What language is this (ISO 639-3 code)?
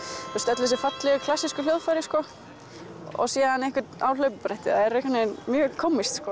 isl